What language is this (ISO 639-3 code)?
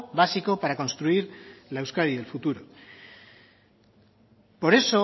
spa